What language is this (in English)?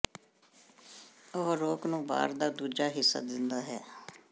Punjabi